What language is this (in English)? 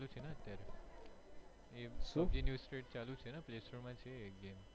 Gujarati